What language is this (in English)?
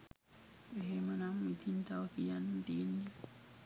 Sinhala